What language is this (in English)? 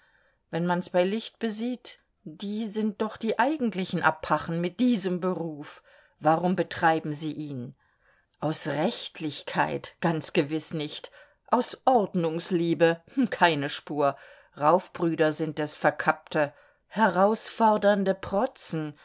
German